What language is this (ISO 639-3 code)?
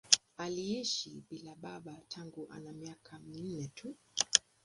swa